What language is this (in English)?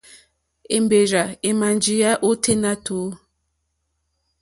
Mokpwe